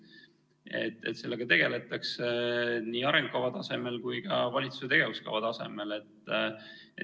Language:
Estonian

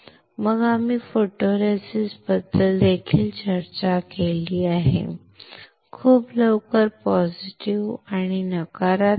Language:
Marathi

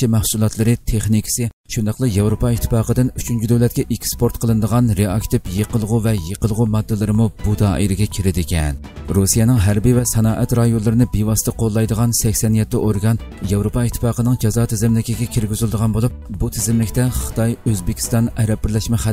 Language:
Turkish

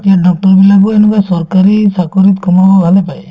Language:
Assamese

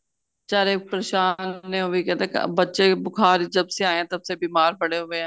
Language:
Punjabi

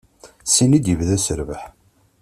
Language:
Kabyle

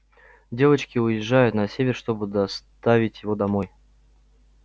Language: Russian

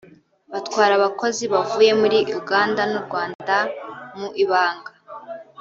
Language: Kinyarwanda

